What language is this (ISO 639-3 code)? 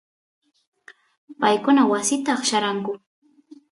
qus